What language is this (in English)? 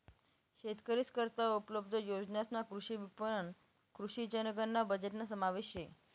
Marathi